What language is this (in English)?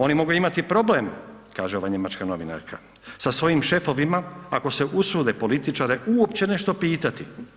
Croatian